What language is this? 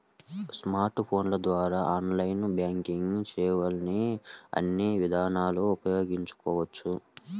Telugu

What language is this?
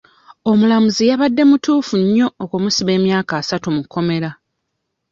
Ganda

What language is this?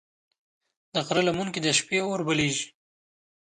Pashto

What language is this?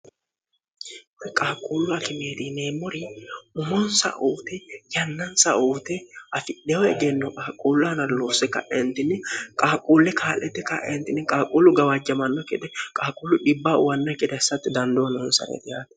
Sidamo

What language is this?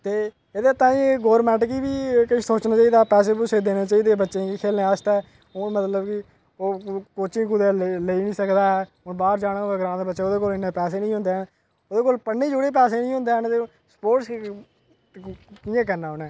Dogri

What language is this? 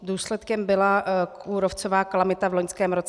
Czech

